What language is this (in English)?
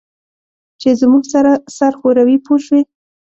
Pashto